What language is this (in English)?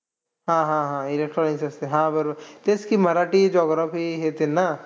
Marathi